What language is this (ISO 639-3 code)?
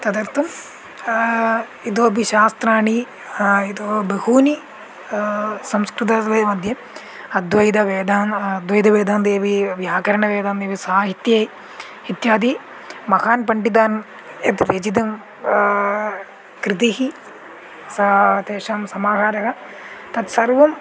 san